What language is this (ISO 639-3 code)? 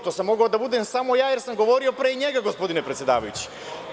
srp